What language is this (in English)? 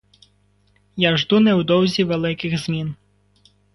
Ukrainian